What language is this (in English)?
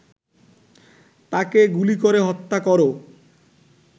Bangla